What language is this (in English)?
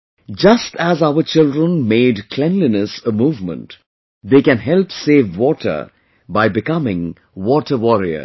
English